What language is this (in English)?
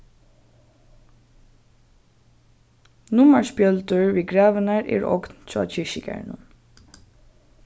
Faroese